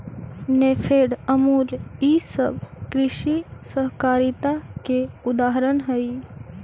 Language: Magahi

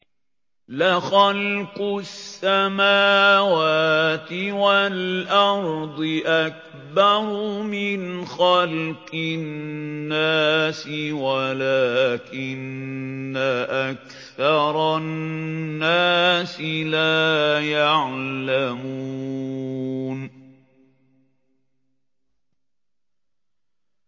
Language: Arabic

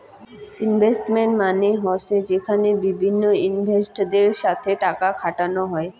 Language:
Bangla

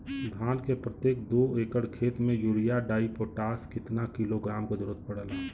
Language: Bhojpuri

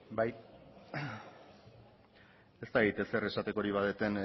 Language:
Basque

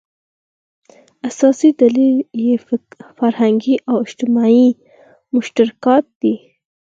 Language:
Pashto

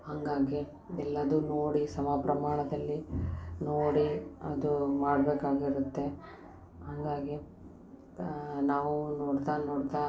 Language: Kannada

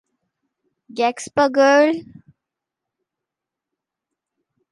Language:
Bangla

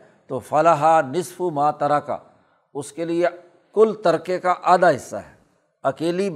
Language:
Urdu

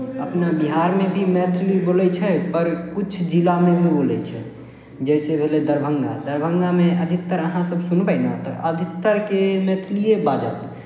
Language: Maithili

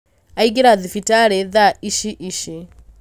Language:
Kikuyu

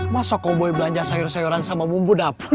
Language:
Indonesian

